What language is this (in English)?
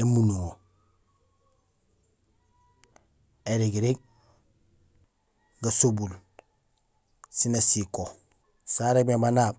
Gusilay